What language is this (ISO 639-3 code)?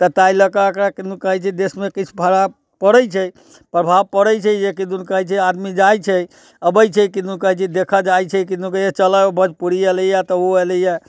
mai